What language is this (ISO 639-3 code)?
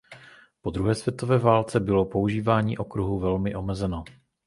ces